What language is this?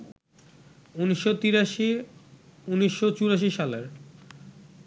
Bangla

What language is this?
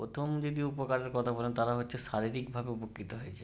Bangla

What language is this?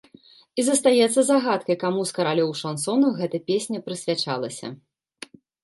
Belarusian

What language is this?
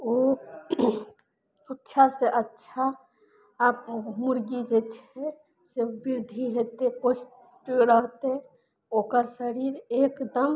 Maithili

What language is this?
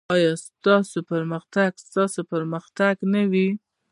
Pashto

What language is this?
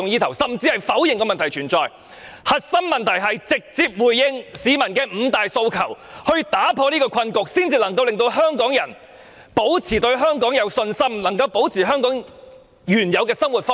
Cantonese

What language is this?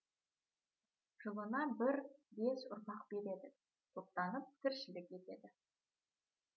Kazakh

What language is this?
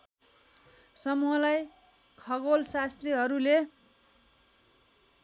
Nepali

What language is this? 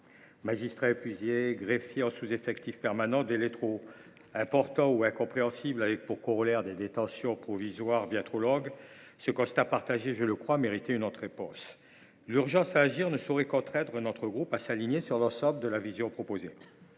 French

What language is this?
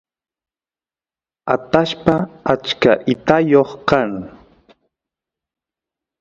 Santiago del Estero Quichua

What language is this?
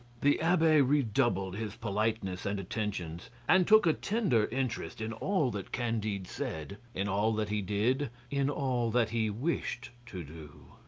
English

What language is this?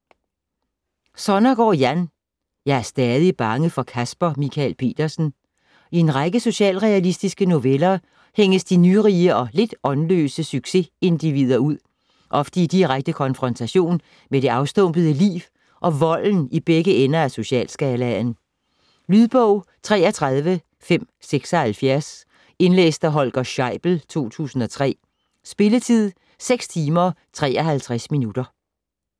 Danish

